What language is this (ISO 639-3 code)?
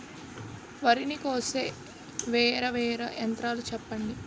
tel